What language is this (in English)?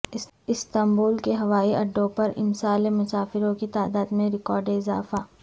Urdu